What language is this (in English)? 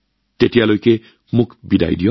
Assamese